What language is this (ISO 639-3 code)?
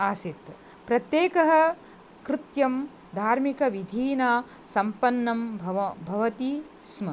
san